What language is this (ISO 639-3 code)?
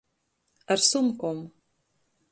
ltg